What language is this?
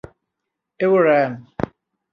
Thai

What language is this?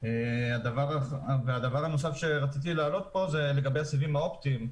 Hebrew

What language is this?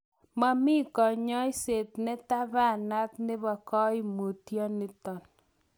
Kalenjin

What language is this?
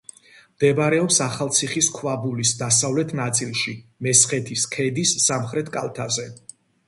Georgian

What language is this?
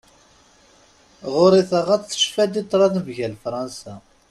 Kabyle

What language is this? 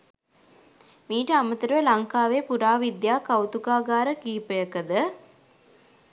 Sinhala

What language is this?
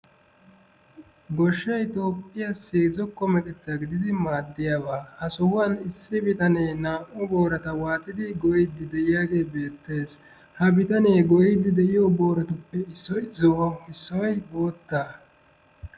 Wolaytta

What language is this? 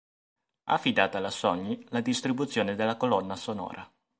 Italian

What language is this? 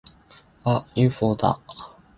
Japanese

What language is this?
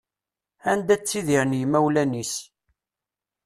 Kabyle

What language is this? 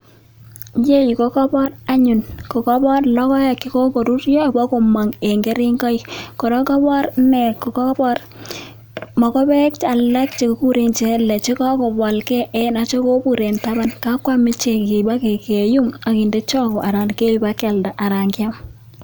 Kalenjin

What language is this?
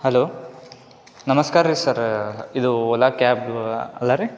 Kannada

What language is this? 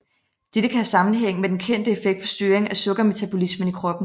Danish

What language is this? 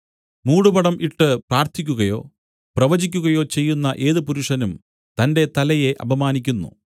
Malayalam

